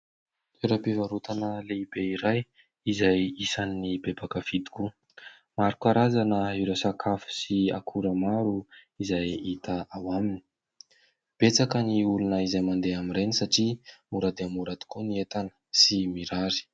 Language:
Malagasy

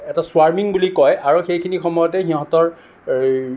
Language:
Assamese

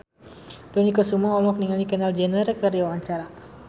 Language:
Sundanese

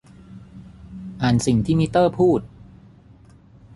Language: Thai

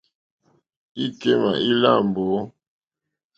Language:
Mokpwe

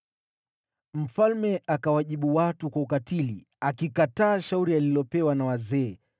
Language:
Swahili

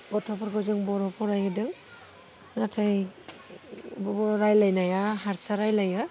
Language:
Bodo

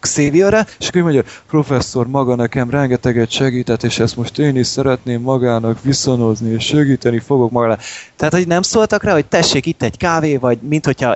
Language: Hungarian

